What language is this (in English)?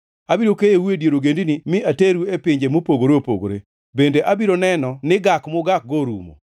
Luo (Kenya and Tanzania)